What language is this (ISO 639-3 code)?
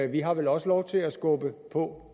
dan